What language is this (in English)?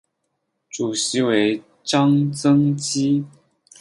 Chinese